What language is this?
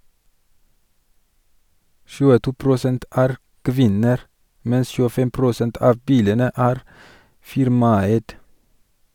Norwegian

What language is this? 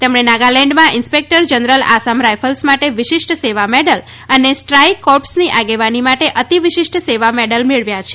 Gujarati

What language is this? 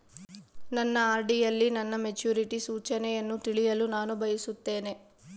Kannada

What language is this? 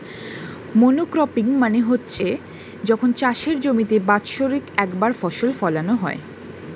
Bangla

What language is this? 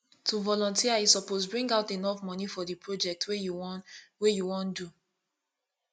Nigerian Pidgin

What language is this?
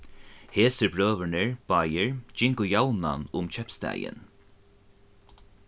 Faroese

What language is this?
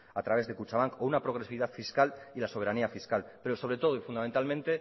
Spanish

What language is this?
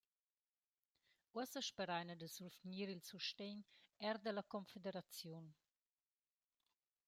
Romansh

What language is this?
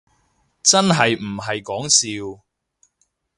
Cantonese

